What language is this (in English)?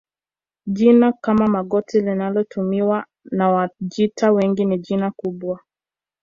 Swahili